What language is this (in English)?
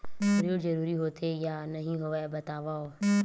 Chhattisgarhi